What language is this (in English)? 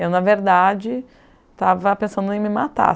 Portuguese